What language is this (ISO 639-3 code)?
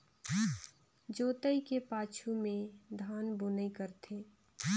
hne